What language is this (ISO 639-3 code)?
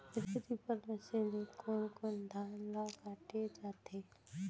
hne